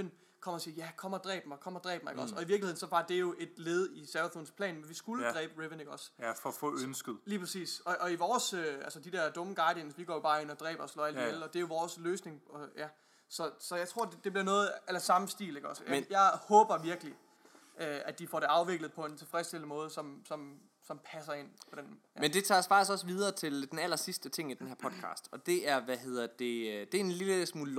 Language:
Danish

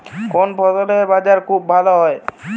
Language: Bangla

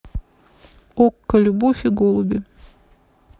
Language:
Russian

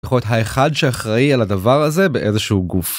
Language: Hebrew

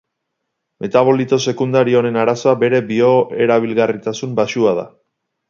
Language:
Basque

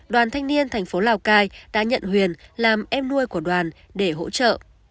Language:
Vietnamese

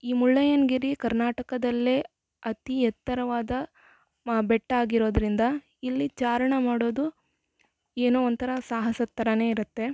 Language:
Kannada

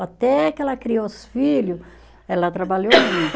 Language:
Portuguese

